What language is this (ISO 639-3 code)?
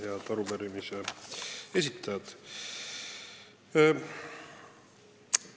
est